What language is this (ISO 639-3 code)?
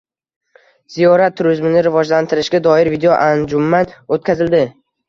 uzb